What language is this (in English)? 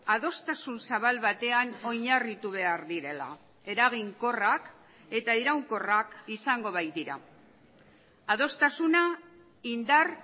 Basque